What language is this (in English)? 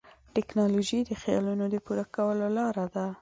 Pashto